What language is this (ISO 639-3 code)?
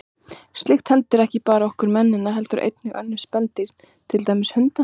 isl